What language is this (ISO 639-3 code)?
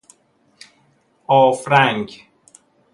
fas